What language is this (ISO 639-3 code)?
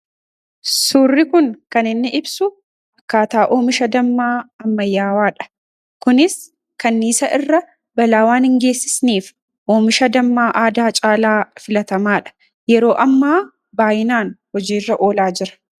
orm